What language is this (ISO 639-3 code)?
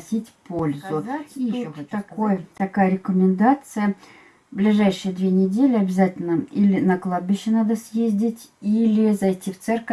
rus